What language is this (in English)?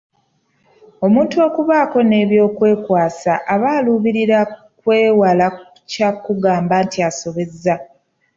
Ganda